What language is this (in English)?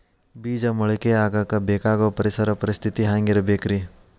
Kannada